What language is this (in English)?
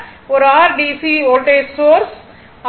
Tamil